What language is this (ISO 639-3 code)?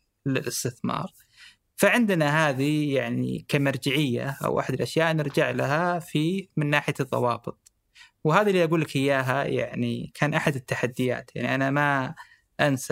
ara